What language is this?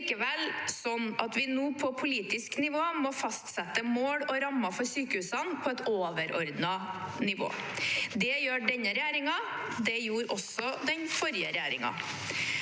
Norwegian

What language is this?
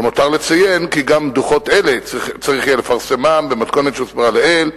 Hebrew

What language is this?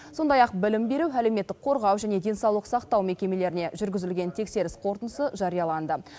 Kazakh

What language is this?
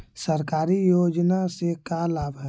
Magahi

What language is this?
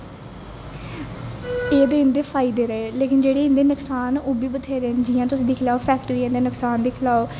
Dogri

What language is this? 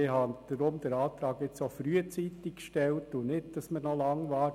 Swiss German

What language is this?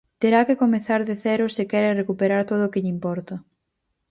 Galician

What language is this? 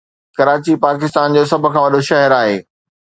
Sindhi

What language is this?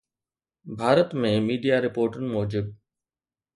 Sindhi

